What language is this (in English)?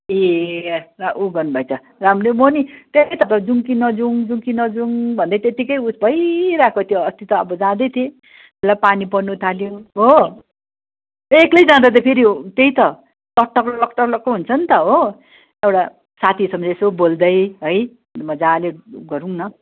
Nepali